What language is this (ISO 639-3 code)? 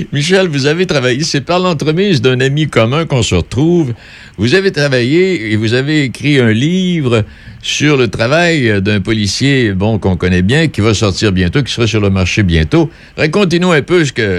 fra